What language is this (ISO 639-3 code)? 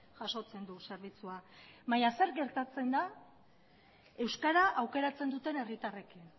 eus